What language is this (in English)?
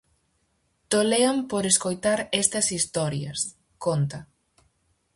Galician